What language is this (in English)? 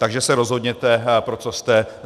Czech